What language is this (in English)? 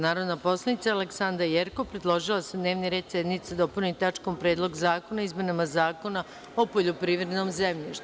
Serbian